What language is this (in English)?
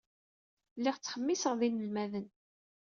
Kabyle